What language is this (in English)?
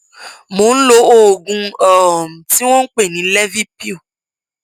Yoruba